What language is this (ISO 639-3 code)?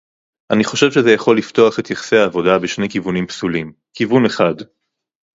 heb